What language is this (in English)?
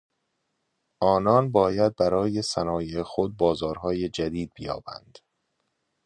Persian